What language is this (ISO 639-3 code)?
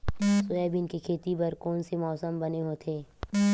hne